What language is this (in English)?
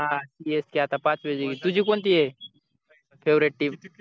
Marathi